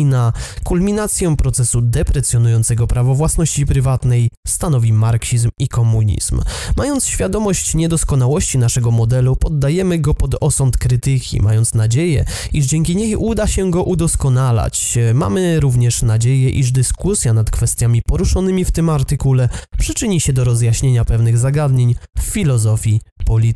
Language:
Polish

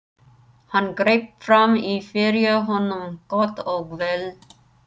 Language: Icelandic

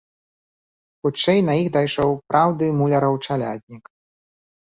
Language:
Belarusian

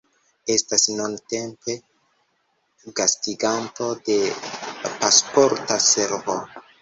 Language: Esperanto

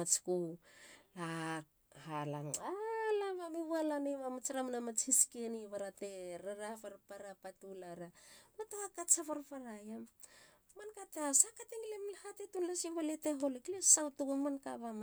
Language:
Halia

